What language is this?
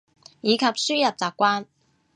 Cantonese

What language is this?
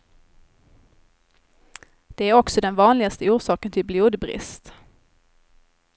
Swedish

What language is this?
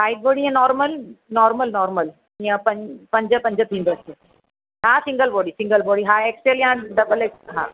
Sindhi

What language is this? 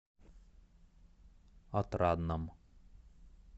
Russian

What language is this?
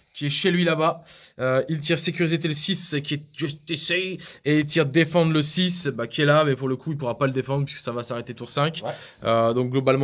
French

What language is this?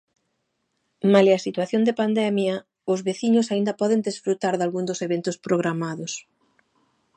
Galician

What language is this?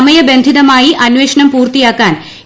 Malayalam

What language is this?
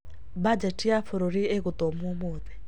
Kikuyu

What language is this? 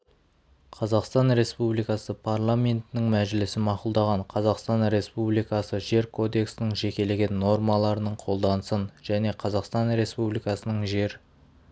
Kazakh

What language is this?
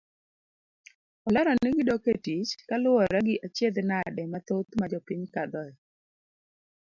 Luo (Kenya and Tanzania)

